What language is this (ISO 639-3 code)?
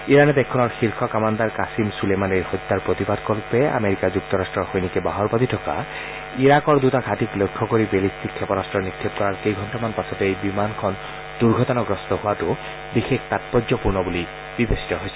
asm